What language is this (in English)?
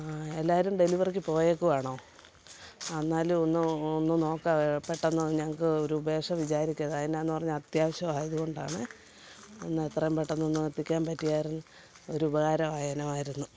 Malayalam